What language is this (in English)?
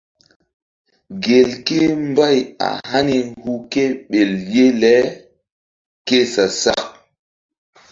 Mbum